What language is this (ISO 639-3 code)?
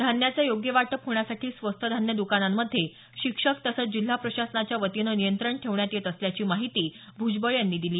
mar